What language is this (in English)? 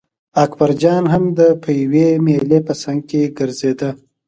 Pashto